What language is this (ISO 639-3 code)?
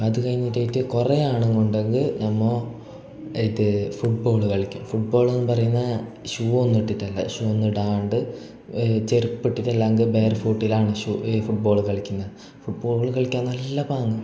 mal